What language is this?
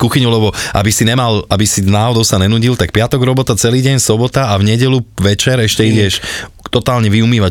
Slovak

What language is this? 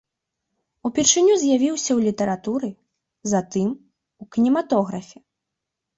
Belarusian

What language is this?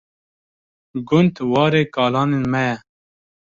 Kurdish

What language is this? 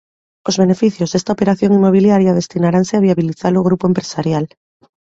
Galician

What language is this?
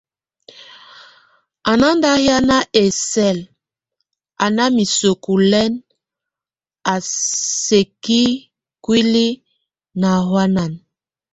Tunen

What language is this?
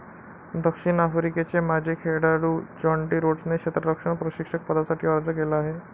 Marathi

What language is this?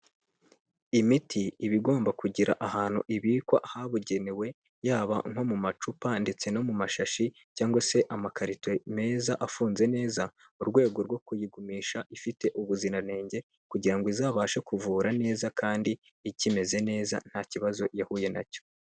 Kinyarwanda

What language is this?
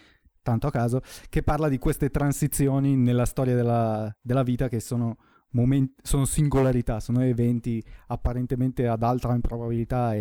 Italian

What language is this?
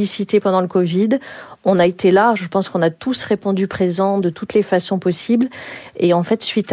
French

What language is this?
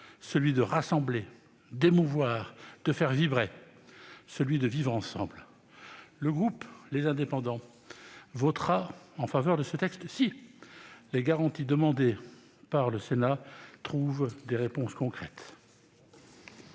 French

